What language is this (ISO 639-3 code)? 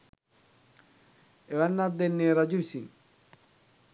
sin